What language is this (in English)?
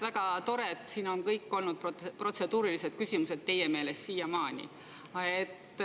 Estonian